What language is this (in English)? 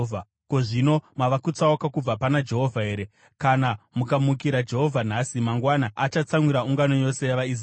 Shona